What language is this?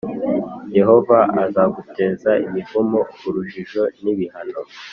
Kinyarwanda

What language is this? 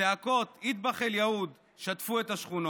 Hebrew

